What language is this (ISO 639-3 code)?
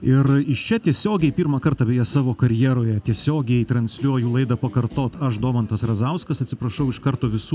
lit